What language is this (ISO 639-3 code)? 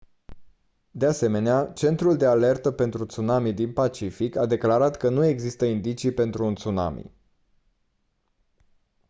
ron